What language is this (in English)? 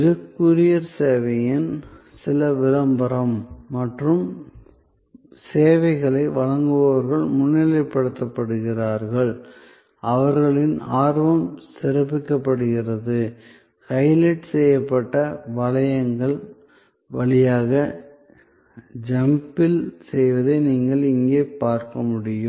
Tamil